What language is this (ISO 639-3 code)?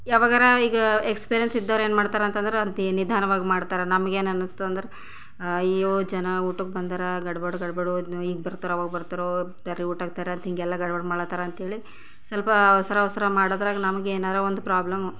kan